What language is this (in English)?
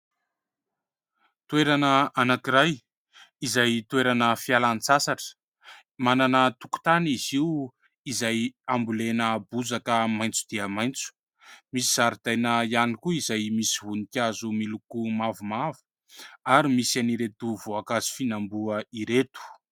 Malagasy